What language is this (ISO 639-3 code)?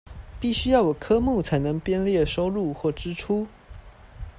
zho